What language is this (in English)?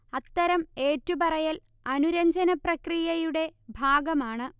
Malayalam